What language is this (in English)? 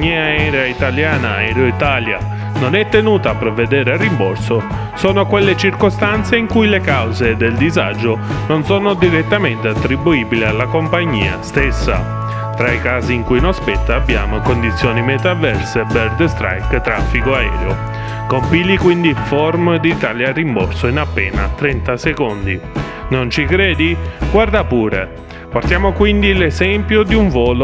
Italian